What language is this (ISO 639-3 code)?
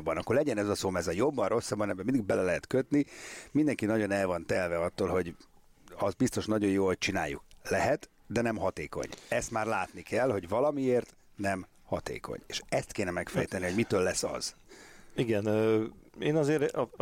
hun